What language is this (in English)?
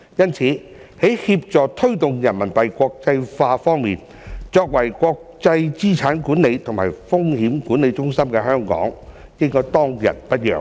Cantonese